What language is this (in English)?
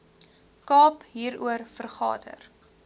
Afrikaans